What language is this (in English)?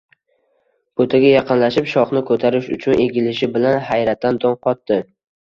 Uzbek